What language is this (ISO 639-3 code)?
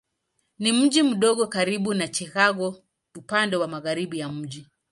swa